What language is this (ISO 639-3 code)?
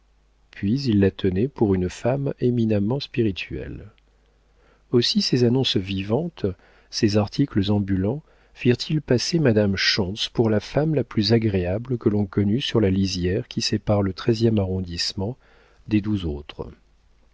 fra